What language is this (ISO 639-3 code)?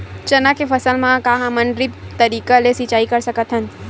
hne